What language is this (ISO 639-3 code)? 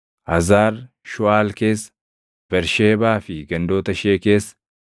orm